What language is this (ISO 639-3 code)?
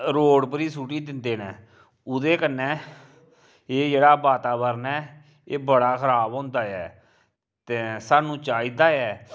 doi